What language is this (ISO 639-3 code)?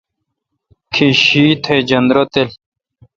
xka